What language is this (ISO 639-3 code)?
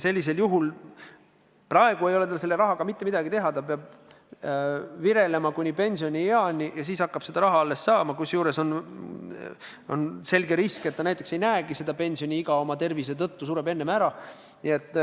est